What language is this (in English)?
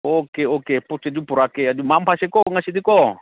Manipuri